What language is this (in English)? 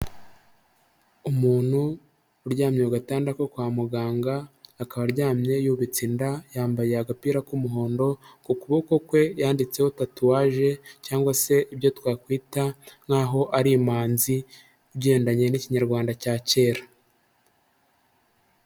Kinyarwanda